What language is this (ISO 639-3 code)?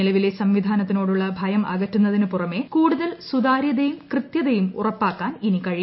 mal